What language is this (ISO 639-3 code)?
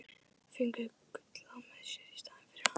isl